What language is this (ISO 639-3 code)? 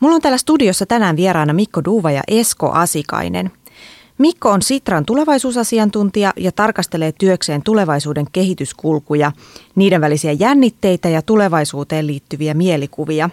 fin